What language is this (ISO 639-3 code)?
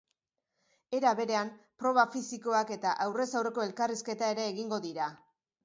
eus